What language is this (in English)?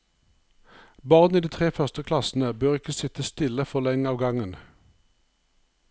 Norwegian